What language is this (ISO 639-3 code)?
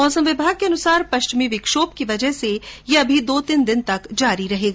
hin